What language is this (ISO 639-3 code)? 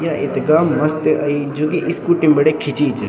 gbm